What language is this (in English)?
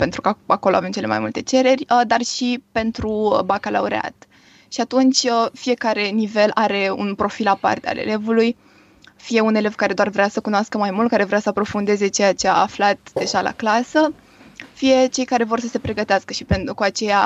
Romanian